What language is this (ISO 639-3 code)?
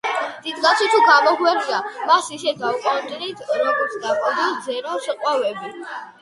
kat